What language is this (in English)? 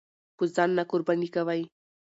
Pashto